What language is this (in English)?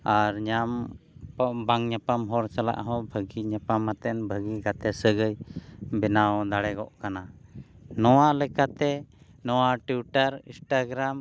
Santali